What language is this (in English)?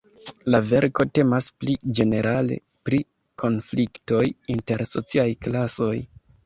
Esperanto